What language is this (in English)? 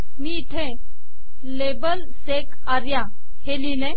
Marathi